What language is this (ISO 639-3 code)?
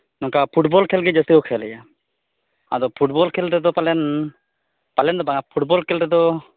sat